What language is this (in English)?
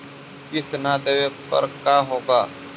Magahi